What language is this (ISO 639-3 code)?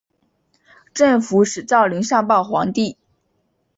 zho